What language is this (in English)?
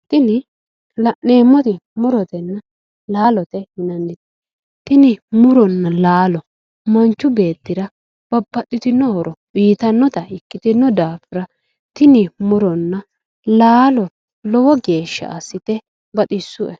Sidamo